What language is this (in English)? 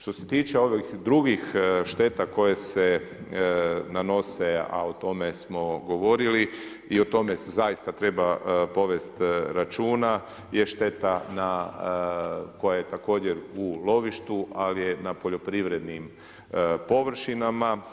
Croatian